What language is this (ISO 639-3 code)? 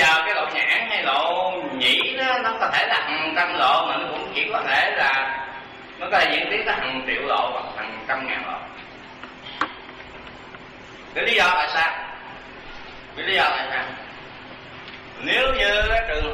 vie